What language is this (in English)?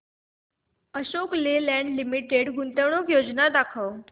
Marathi